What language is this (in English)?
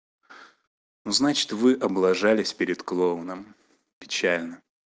Russian